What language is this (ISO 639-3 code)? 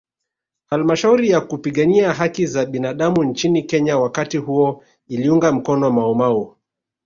swa